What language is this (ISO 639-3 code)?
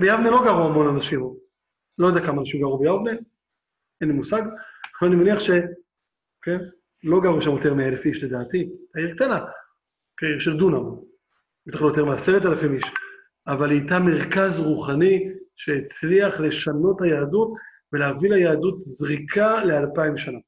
heb